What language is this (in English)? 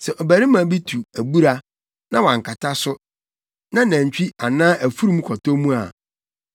Akan